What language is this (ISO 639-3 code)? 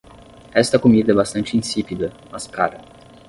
por